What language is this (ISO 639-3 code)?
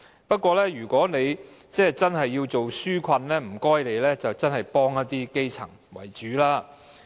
yue